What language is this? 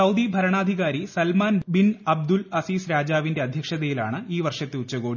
Malayalam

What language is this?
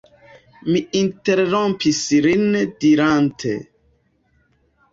Esperanto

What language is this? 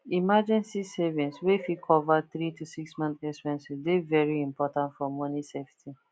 Nigerian Pidgin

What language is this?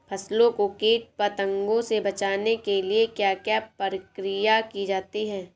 Hindi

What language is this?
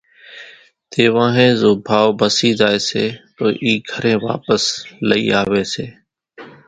Kachi Koli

